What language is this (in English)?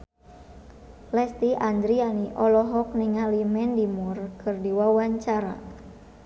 Sundanese